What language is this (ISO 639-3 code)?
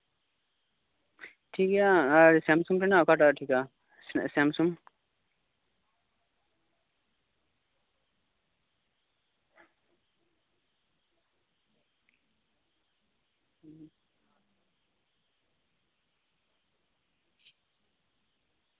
sat